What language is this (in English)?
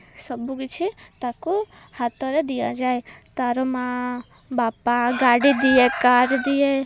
Odia